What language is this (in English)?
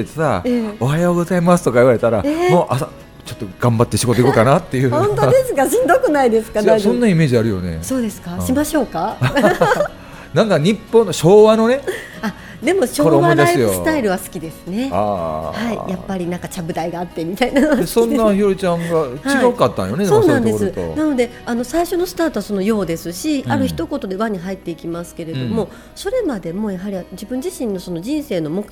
Japanese